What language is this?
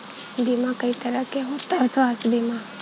Bhojpuri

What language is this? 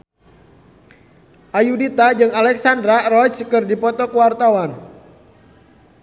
Sundanese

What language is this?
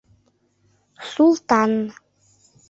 Mari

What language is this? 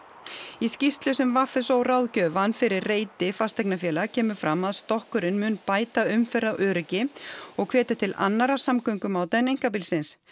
Icelandic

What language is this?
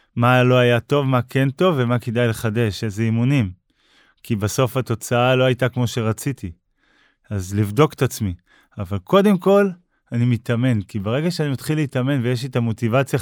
Hebrew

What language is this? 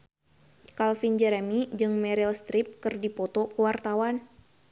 Sundanese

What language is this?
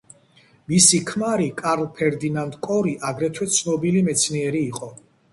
Georgian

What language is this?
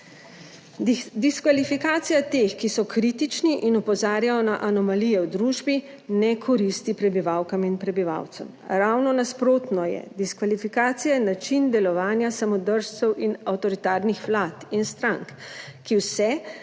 Slovenian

